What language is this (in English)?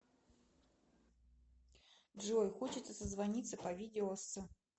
Russian